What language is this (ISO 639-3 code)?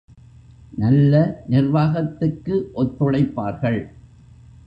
tam